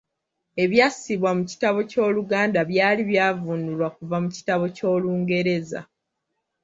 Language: Ganda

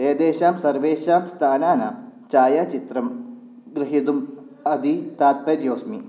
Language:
Sanskrit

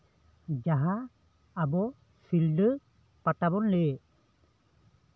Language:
Santali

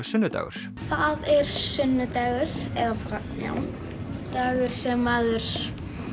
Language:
Icelandic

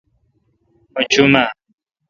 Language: Kalkoti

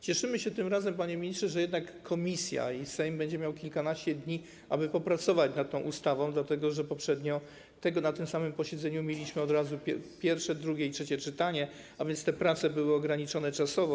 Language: Polish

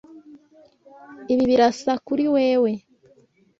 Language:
Kinyarwanda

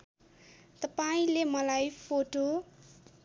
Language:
Nepali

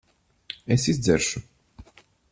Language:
Latvian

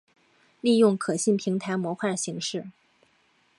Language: Chinese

